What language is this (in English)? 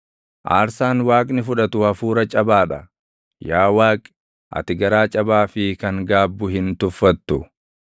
Oromo